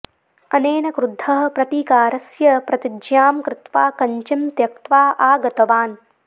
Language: Sanskrit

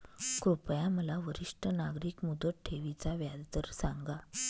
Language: Marathi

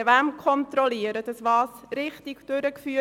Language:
Swiss German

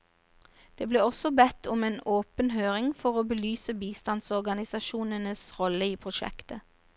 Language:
Norwegian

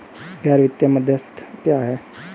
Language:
Hindi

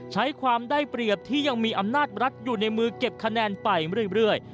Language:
Thai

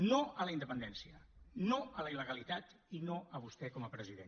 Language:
Catalan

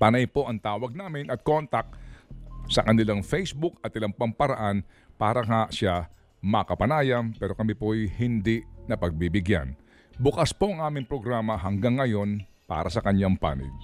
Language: Filipino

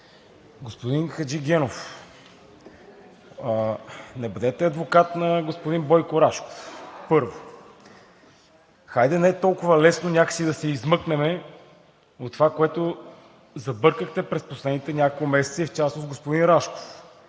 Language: Bulgarian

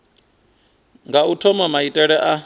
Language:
Venda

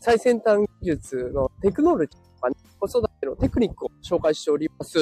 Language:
Japanese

